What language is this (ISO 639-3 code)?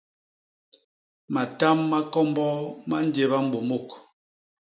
bas